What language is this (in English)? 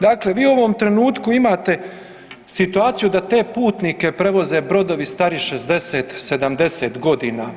Croatian